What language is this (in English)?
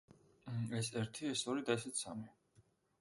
Georgian